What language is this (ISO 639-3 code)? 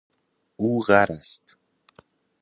fas